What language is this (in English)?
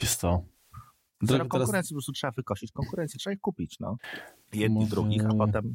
Polish